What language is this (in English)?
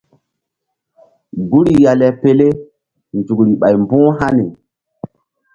Mbum